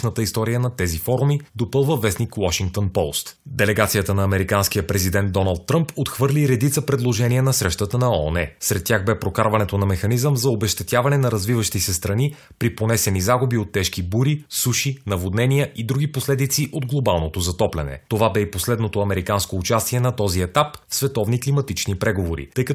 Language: Bulgarian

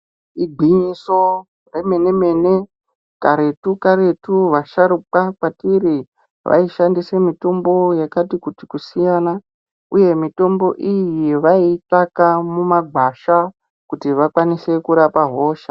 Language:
Ndau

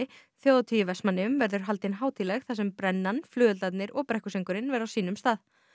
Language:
Icelandic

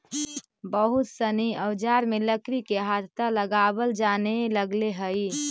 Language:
Magahi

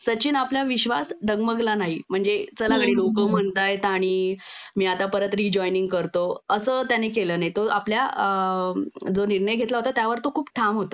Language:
Marathi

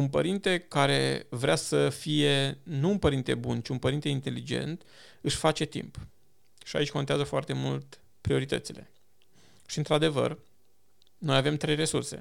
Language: Romanian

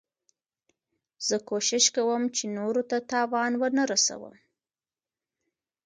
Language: Pashto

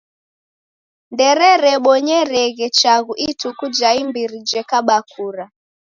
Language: Taita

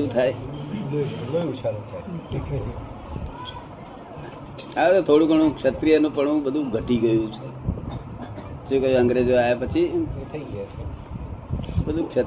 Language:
Gujarati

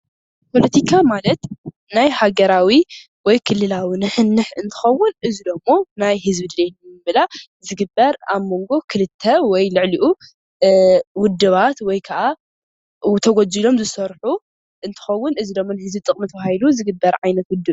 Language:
Tigrinya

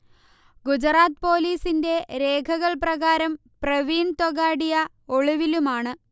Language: Malayalam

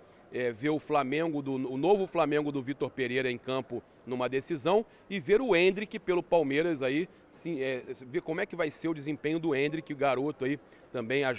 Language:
Portuguese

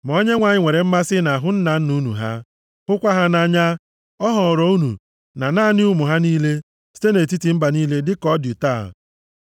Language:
Igbo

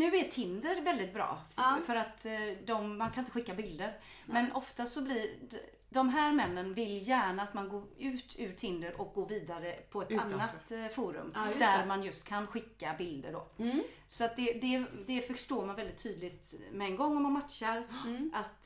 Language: Swedish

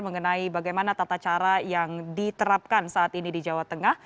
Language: Indonesian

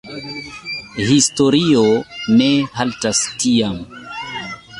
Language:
Esperanto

